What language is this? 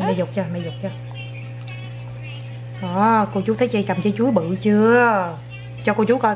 Vietnamese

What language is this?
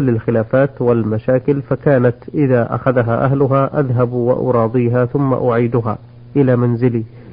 Arabic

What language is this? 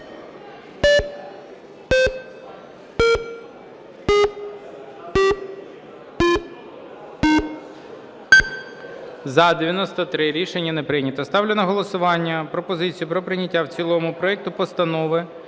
Ukrainian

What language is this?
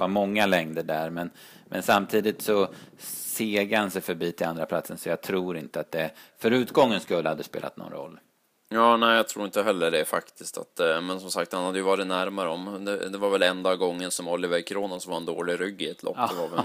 Swedish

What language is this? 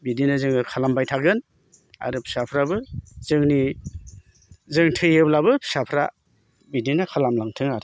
Bodo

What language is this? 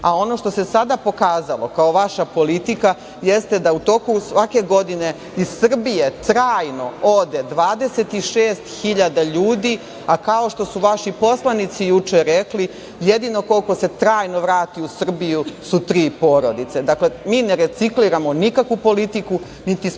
Serbian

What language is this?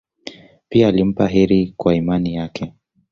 Swahili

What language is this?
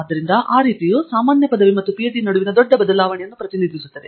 Kannada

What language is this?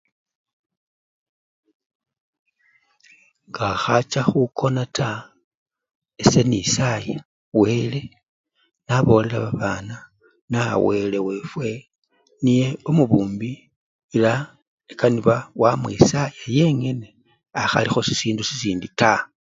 Luyia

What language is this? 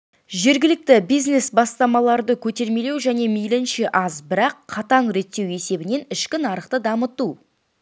Kazakh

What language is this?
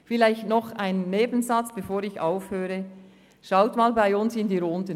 Swiss German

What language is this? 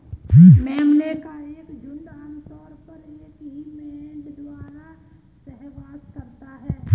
Hindi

